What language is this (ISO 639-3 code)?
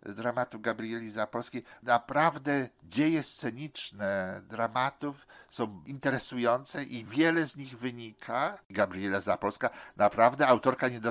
pol